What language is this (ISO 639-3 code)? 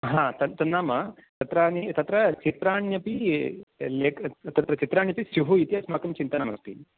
san